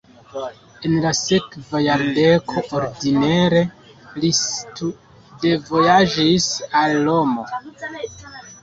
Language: Esperanto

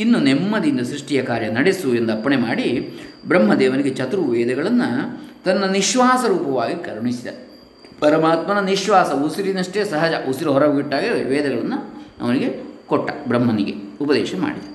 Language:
Kannada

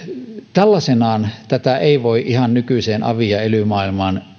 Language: Finnish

